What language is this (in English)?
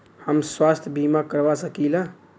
Bhojpuri